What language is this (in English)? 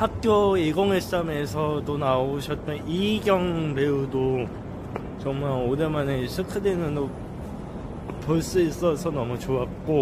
Korean